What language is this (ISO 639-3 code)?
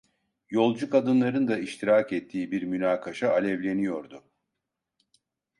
tur